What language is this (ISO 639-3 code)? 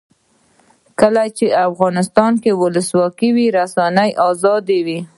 pus